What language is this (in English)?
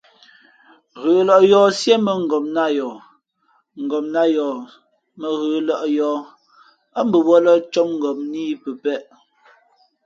Fe'fe'